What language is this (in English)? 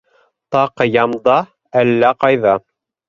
Bashkir